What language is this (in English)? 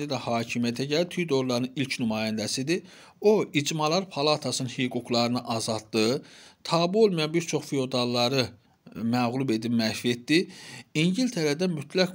Turkish